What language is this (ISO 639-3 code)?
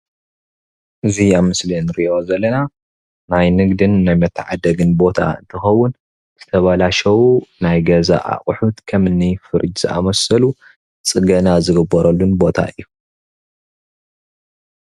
tir